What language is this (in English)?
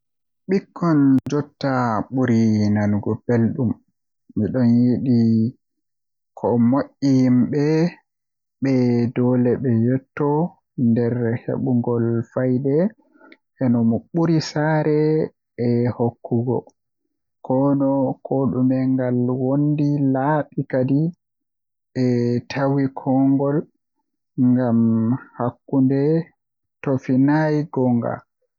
Western Niger Fulfulde